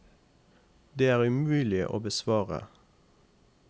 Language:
Norwegian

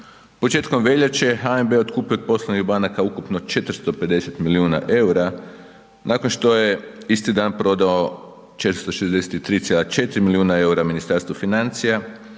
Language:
Croatian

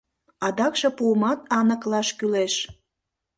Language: Mari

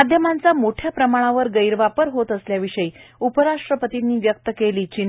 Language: Marathi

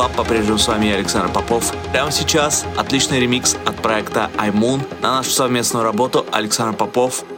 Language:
Russian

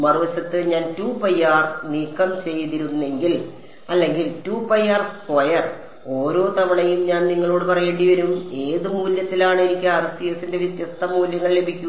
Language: Malayalam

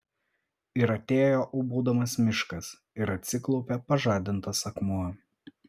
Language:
Lithuanian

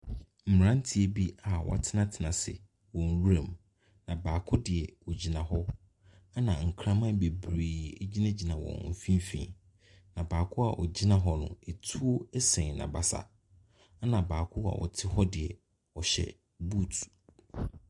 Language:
Akan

